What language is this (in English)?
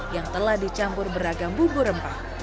Indonesian